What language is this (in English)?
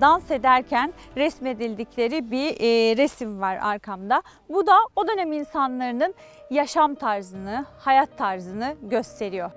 Turkish